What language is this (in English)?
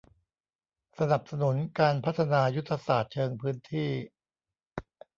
Thai